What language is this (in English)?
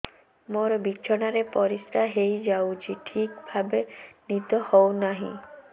Odia